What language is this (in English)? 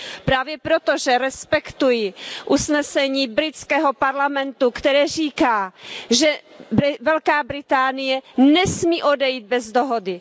Czech